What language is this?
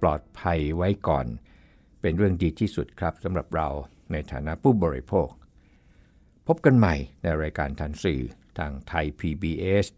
Thai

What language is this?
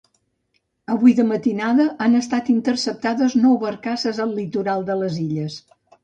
Catalan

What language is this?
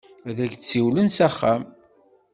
Kabyle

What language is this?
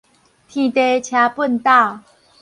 Min Nan Chinese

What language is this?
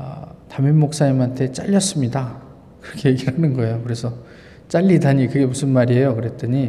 Korean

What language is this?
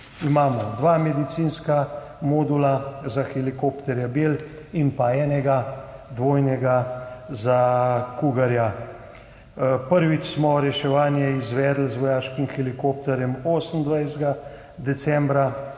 Slovenian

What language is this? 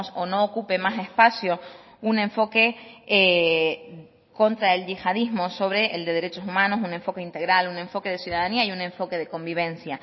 Spanish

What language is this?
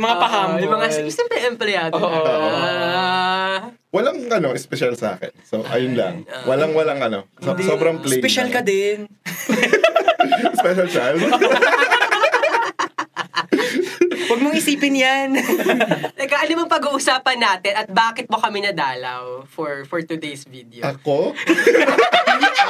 Filipino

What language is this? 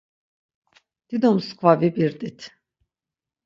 Laz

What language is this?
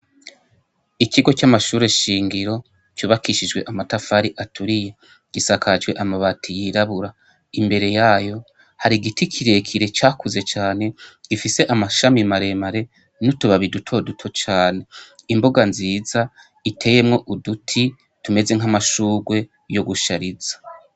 Rundi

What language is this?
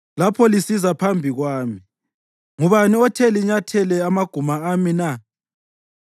North Ndebele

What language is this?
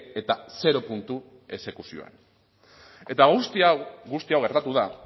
Basque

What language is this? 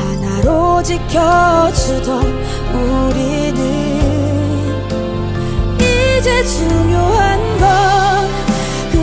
Korean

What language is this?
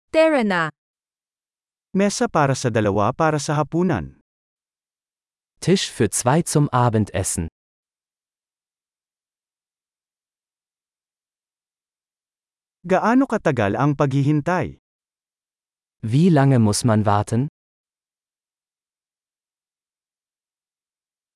Filipino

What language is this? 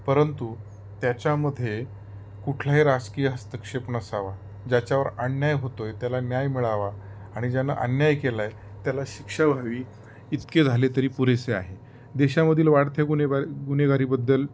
Marathi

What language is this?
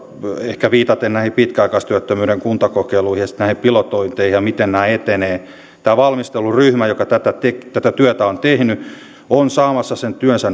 Finnish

